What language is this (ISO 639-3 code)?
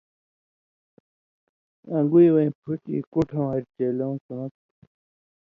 mvy